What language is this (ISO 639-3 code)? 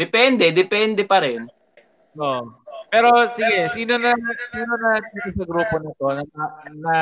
fil